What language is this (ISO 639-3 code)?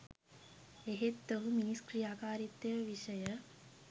sin